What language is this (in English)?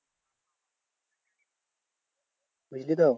Bangla